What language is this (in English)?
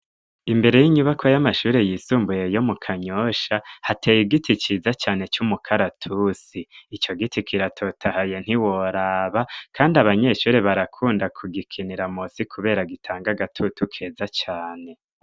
Rundi